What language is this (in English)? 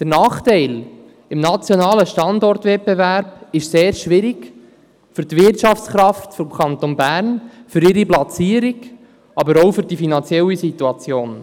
Swiss German